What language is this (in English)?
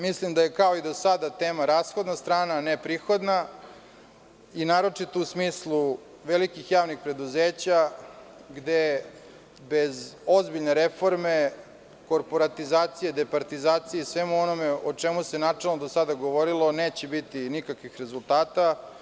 Serbian